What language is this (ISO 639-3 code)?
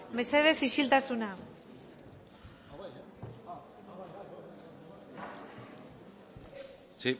eus